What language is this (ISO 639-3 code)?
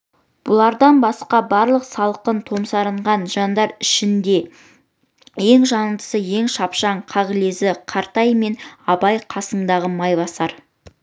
kaz